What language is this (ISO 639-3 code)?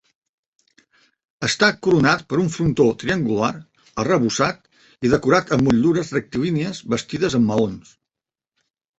cat